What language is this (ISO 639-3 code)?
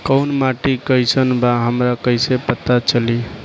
bho